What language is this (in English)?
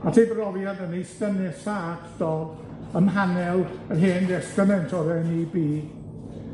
Welsh